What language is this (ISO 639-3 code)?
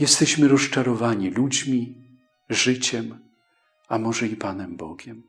pol